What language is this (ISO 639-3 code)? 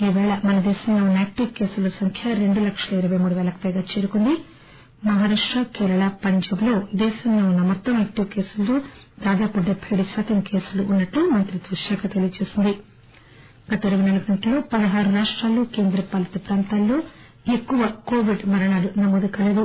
tel